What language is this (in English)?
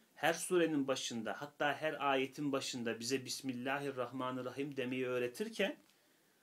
Turkish